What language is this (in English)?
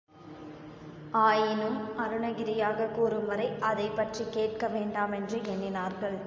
Tamil